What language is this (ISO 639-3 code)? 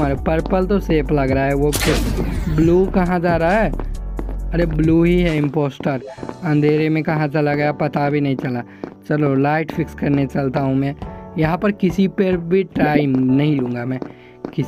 hin